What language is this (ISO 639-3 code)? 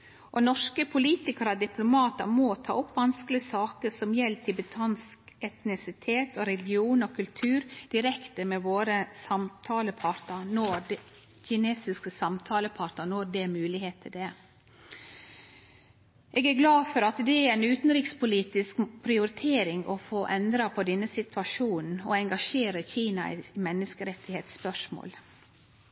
nno